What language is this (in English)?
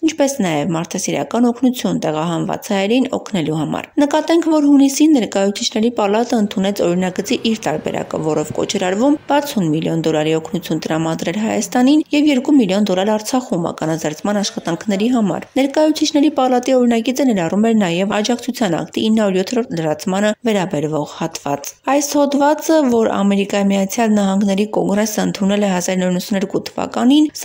Japanese